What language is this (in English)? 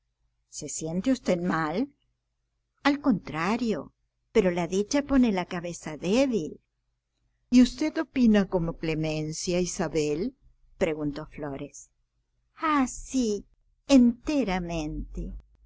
Spanish